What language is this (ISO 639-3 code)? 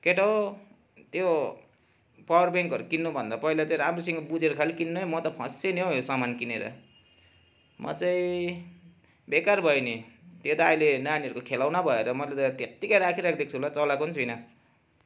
nep